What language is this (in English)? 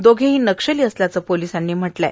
Marathi